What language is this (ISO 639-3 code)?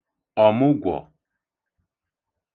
ibo